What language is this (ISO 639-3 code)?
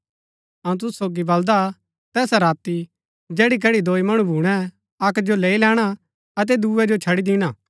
gbk